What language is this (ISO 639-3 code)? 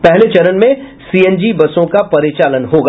hin